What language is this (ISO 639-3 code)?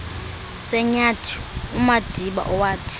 xho